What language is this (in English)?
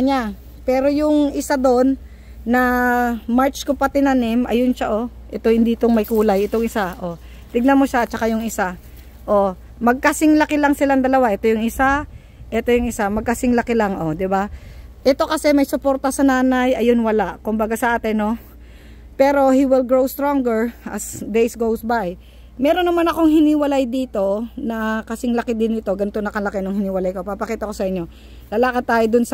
Filipino